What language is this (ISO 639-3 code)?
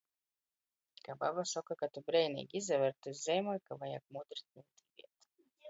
ltg